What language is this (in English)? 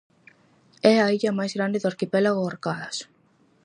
Galician